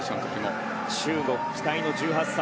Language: Japanese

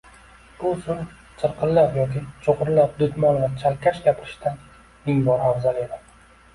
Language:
Uzbek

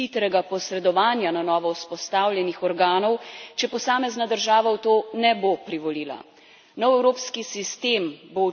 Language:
Slovenian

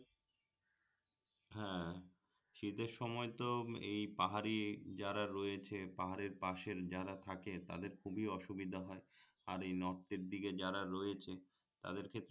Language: Bangla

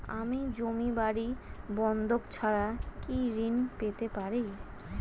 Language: Bangla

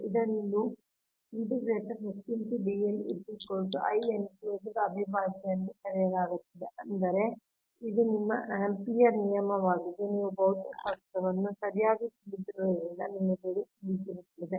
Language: Kannada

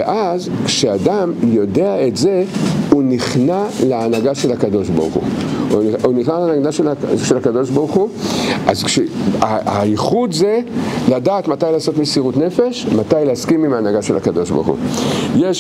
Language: Hebrew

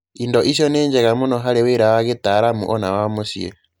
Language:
Kikuyu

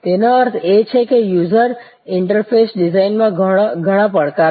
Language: Gujarati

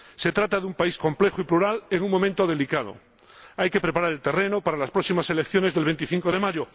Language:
Spanish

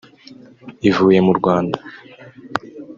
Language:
Kinyarwanda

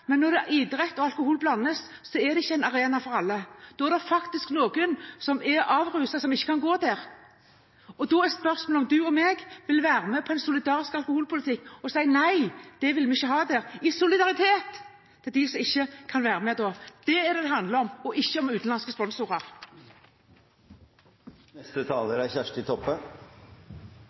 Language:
Norwegian Bokmål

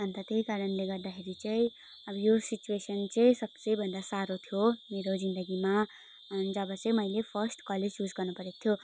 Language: Nepali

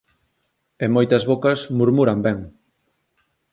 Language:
Galician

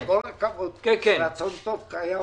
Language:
Hebrew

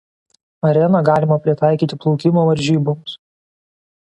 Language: Lithuanian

